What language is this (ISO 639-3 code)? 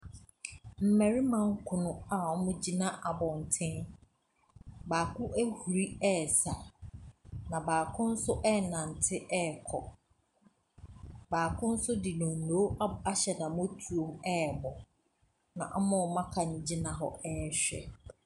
aka